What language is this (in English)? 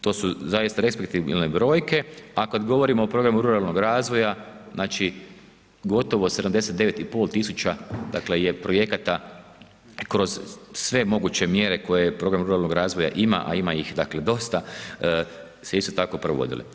Croatian